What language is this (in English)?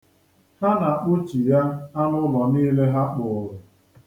Igbo